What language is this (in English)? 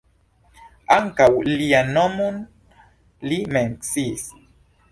Esperanto